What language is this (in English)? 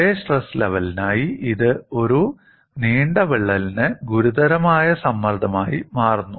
Malayalam